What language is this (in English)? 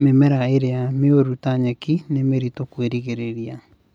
Kikuyu